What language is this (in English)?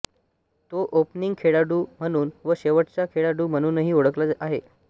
Marathi